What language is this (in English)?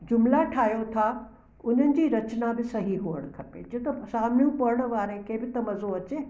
Sindhi